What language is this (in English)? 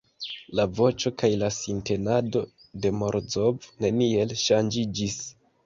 Esperanto